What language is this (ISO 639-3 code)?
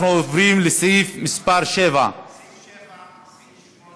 heb